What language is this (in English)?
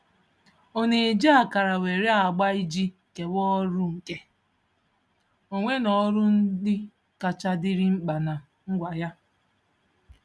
Igbo